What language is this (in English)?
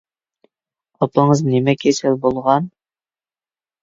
Uyghur